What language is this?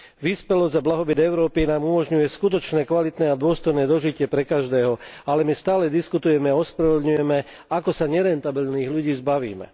Slovak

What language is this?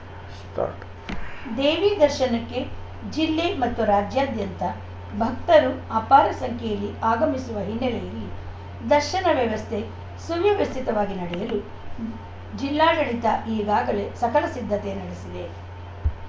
Kannada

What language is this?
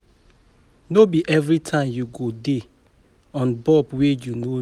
Nigerian Pidgin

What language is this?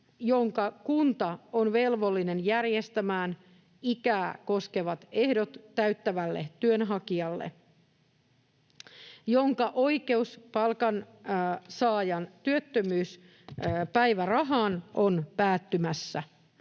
Finnish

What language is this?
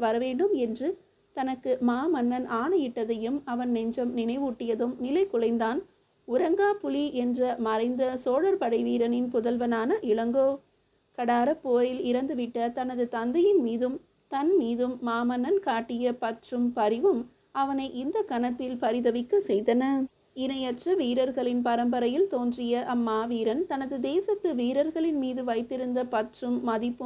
Tamil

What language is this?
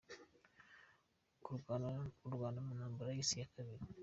Kinyarwanda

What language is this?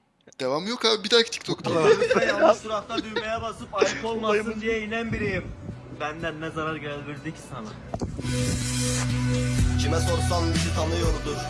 Turkish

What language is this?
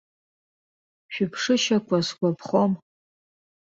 Abkhazian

